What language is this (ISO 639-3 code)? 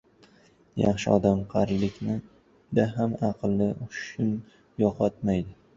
uzb